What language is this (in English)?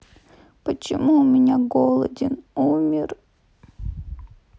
Russian